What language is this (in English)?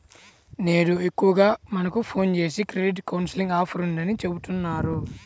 Telugu